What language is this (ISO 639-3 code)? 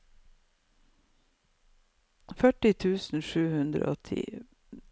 nor